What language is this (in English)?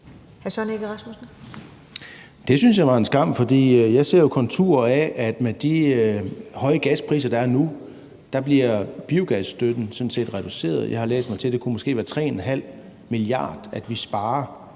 Danish